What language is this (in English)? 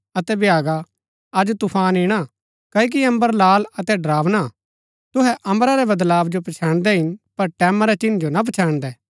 Gaddi